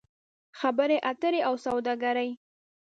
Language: Pashto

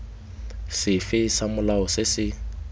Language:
Tswana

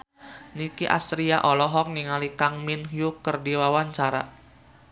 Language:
Sundanese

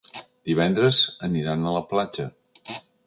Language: Catalan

